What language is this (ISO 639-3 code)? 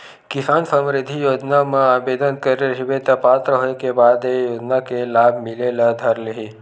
hne